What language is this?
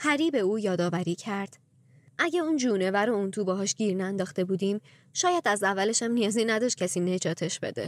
Persian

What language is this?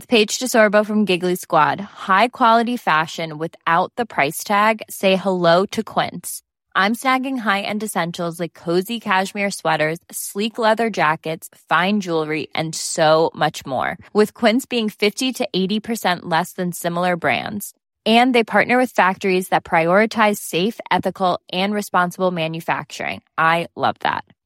Swedish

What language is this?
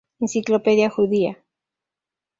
Spanish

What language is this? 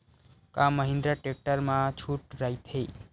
Chhattisgarhi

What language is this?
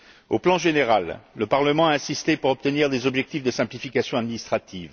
French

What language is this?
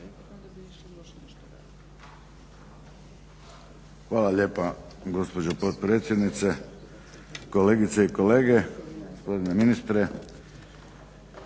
Croatian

